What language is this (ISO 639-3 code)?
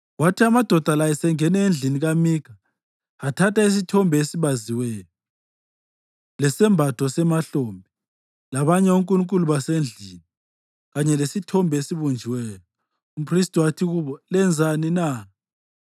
nde